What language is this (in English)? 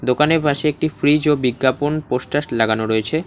Bangla